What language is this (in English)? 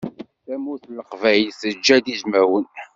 Kabyle